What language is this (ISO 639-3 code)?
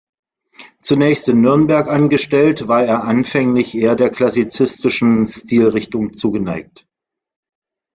deu